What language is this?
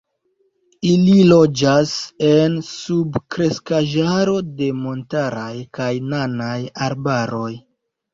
Esperanto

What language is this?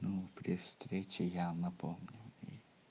Russian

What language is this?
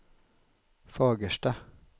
Swedish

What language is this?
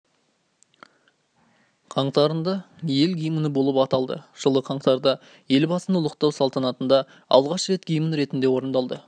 Kazakh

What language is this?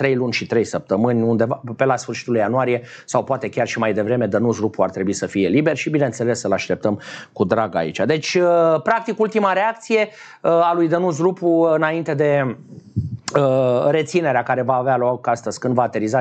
Romanian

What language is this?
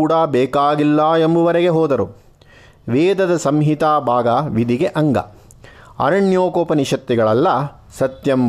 Kannada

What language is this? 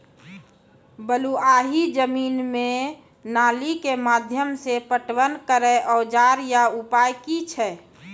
Maithili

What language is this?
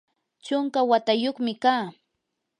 Yanahuanca Pasco Quechua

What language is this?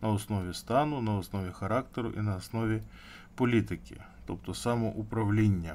Ukrainian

